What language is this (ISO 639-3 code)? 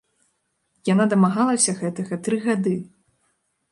bel